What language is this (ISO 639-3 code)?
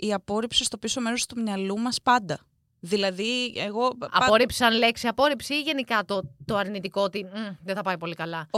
ell